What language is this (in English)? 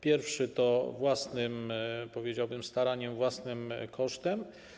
Polish